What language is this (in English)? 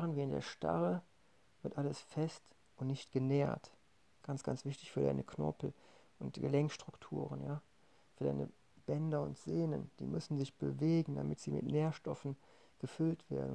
German